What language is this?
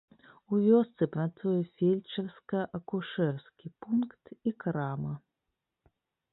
Belarusian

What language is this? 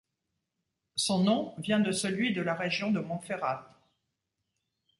French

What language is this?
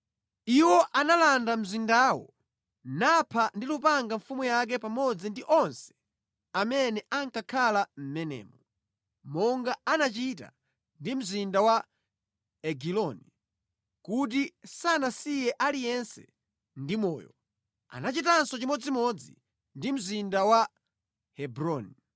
Nyanja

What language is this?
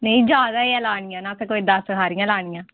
Dogri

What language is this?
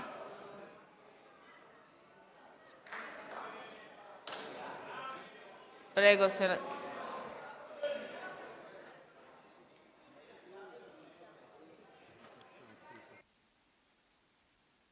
Italian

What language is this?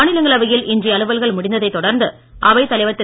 Tamil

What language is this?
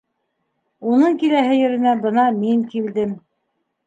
Bashkir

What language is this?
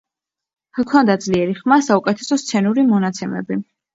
Georgian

